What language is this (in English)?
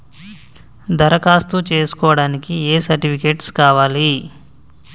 Telugu